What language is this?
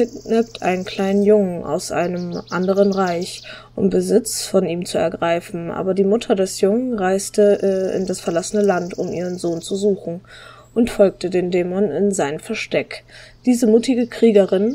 German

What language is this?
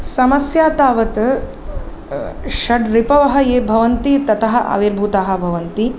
Sanskrit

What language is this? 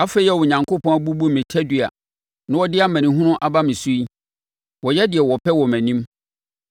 Akan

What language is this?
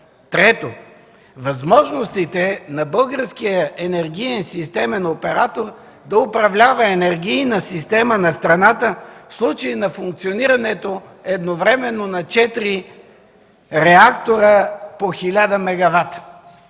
Bulgarian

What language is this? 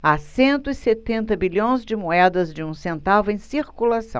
Portuguese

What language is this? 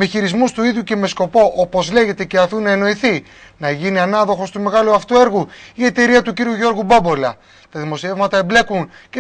Greek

